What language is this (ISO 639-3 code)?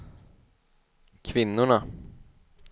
swe